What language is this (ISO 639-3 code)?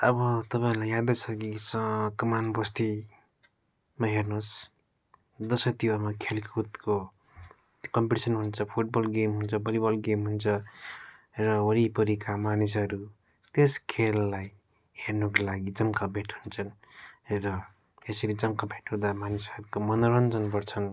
nep